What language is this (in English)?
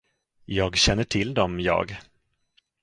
Swedish